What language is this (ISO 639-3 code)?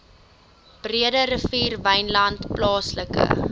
afr